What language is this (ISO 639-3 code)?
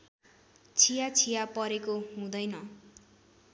nep